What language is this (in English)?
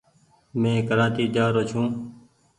Goaria